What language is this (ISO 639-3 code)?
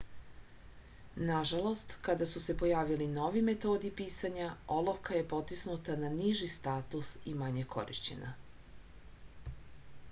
srp